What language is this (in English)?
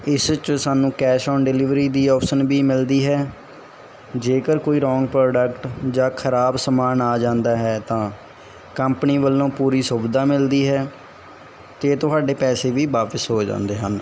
Punjabi